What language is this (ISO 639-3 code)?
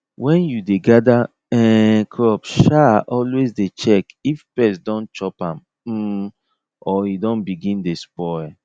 pcm